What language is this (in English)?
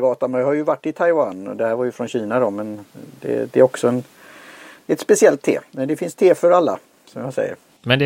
Swedish